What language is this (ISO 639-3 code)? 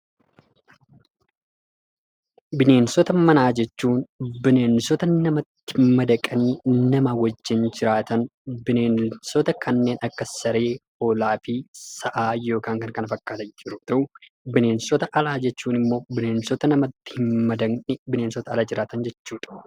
orm